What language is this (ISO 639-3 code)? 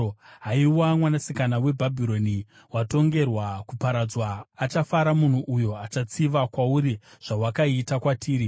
sna